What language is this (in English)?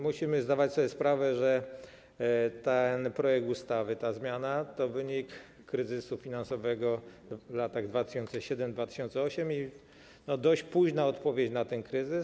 Polish